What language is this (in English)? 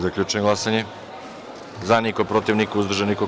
Serbian